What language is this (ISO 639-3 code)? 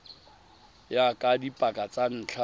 tsn